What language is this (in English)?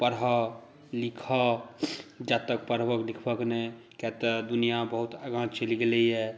Maithili